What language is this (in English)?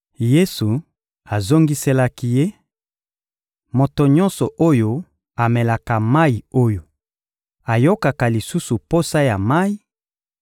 Lingala